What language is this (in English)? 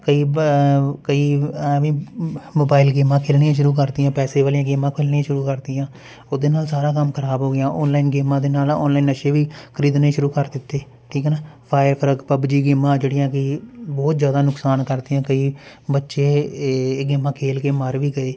Punjabi